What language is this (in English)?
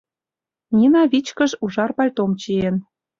Mari